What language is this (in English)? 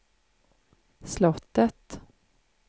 Swedish